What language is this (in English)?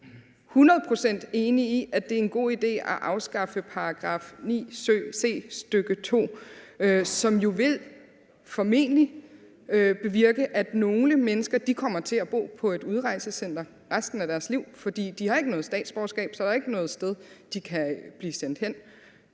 Danish